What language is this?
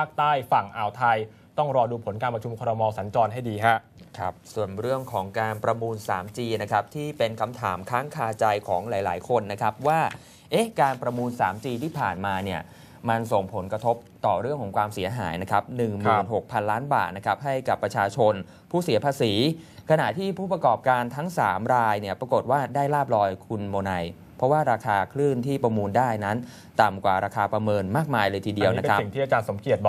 Thai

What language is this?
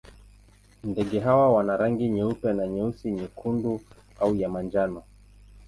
Swahili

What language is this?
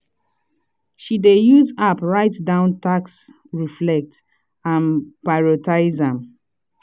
Nigerian Pidgin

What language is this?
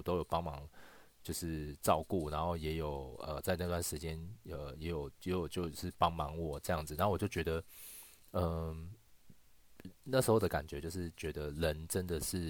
Chinese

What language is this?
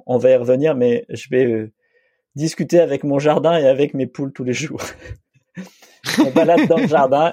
French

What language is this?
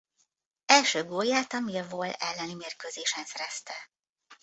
Hungarian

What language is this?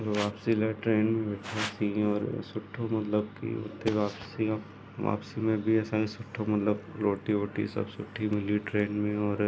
Sindhi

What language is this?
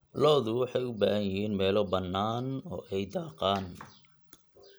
Somali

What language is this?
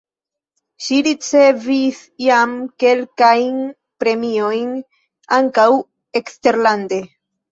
Esperanto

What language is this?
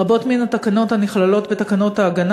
Hebrew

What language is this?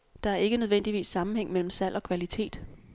Danish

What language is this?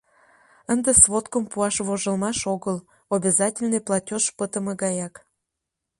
Mari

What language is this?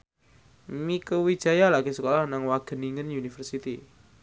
Javanese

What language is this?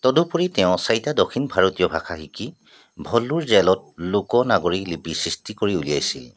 Assamese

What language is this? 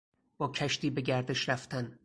Persian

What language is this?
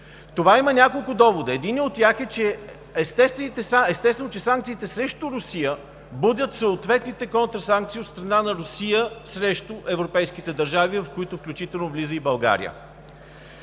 Bulgarian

